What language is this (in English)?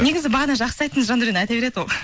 Kazakh